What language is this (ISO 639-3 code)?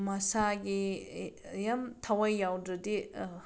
mni